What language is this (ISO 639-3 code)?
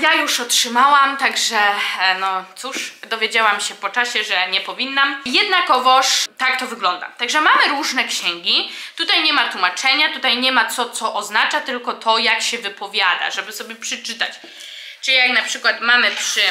pol